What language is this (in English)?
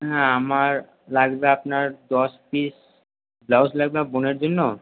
Bangla